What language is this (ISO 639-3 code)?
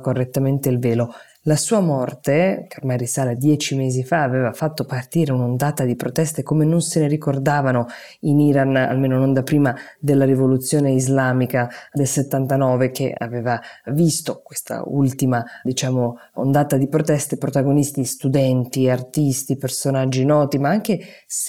ita